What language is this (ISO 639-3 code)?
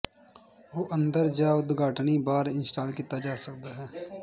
pan